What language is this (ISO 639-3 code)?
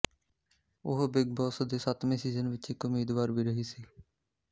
pan